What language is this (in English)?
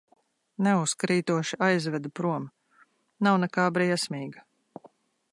Latvian